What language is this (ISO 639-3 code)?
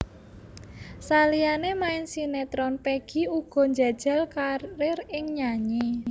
jav